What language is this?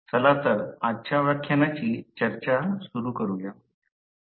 Marathi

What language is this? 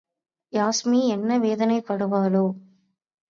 Tamil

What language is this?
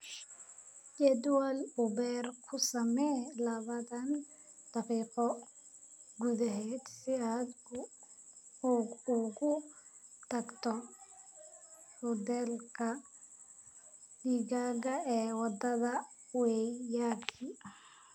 Somali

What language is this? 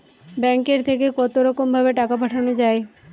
Bangla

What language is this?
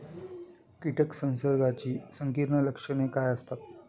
Marathi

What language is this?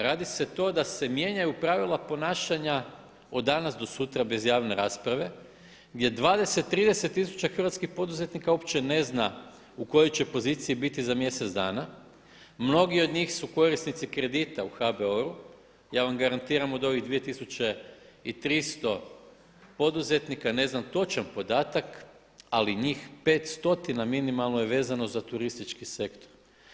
Croatian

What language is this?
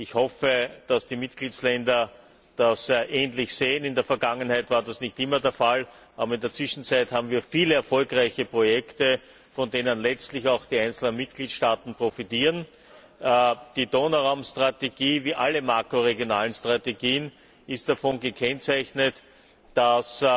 German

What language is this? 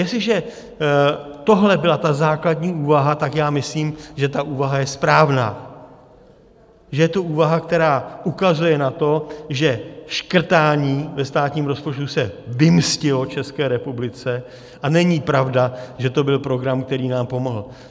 Czech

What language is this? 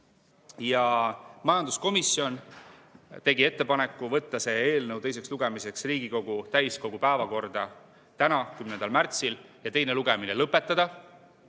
Estonian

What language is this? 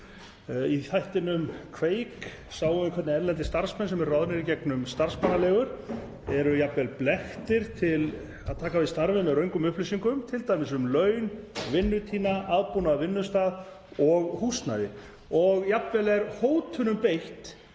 Icelandic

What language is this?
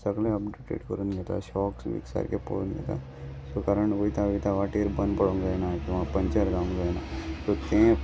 Konkani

